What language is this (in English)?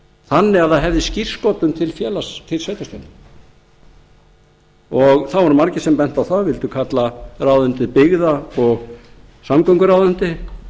Icelandic